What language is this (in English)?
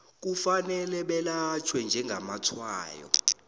South Ndebele